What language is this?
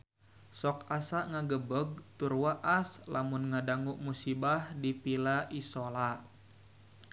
Sundanese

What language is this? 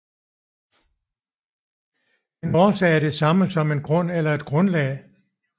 Danish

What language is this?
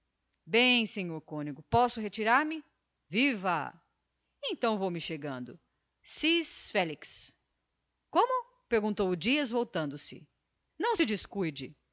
Portuguese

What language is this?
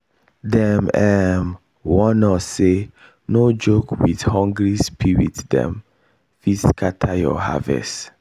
Nigerian Pidgin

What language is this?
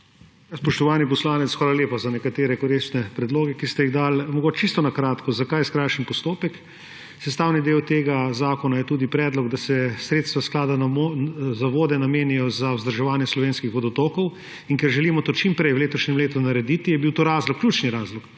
Slovenian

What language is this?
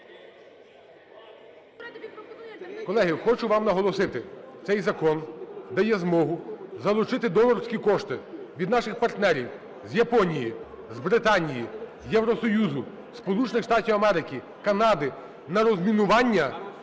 Ukrainian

